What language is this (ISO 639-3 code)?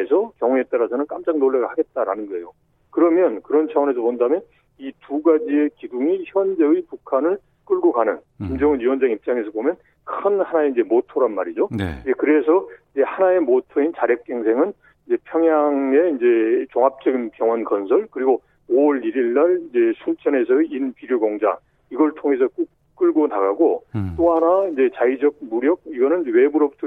kor